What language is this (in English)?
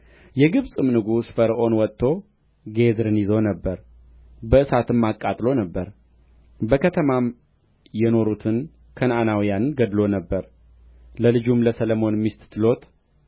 Amharic